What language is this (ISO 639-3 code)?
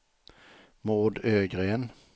swe